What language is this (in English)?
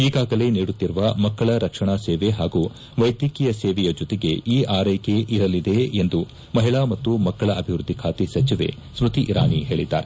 Kannada